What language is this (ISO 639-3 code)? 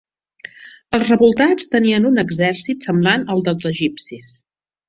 cat